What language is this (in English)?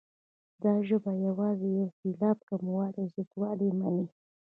Pashto